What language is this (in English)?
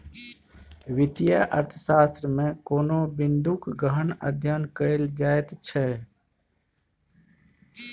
Maithili